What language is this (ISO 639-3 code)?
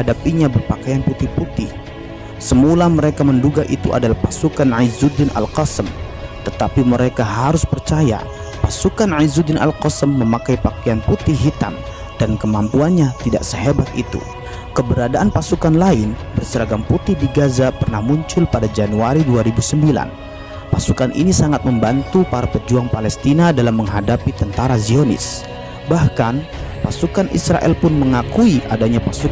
ind